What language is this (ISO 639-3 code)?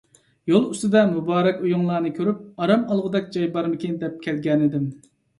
uig